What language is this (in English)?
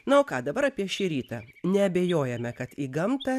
Lithuanian